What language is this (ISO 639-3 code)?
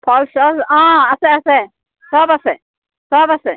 asm